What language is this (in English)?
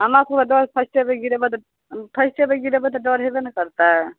Maithili